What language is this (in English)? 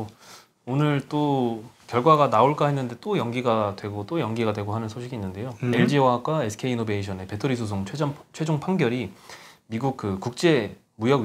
Korean